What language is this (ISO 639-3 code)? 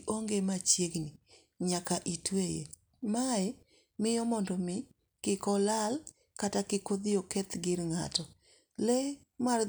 luo